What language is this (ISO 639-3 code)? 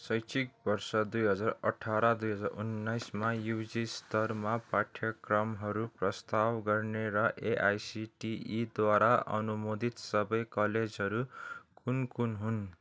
nep